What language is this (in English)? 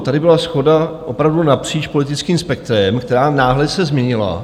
Czech